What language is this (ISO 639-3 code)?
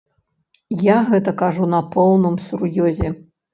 bel